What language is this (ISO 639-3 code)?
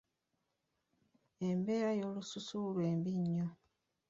lug